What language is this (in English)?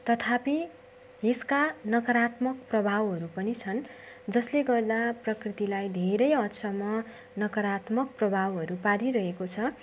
Nepali